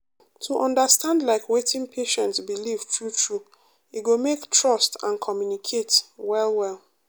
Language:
Nigerian Pidgin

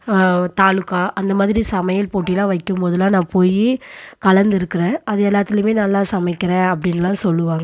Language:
Tamil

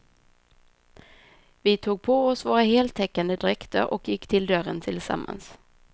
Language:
Swedish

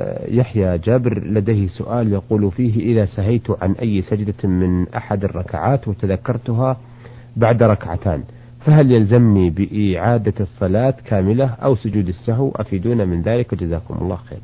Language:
Arabic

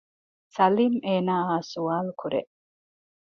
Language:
Divehi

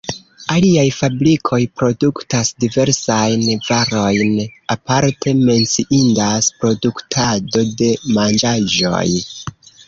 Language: Esperanto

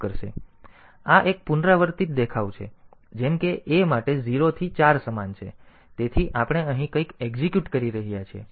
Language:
Gujarati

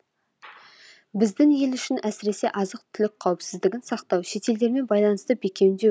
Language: Kazakh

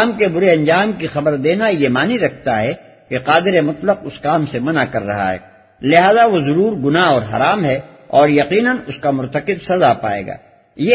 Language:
Urdu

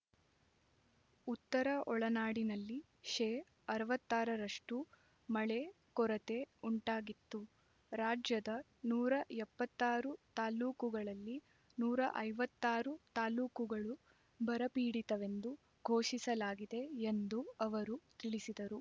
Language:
Kannada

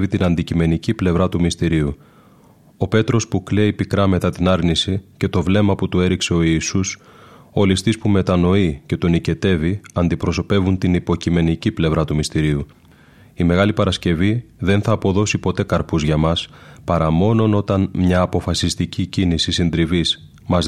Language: Greek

